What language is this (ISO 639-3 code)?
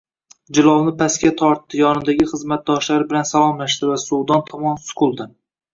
uzb